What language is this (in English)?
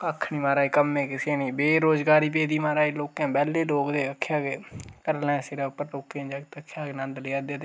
Dogri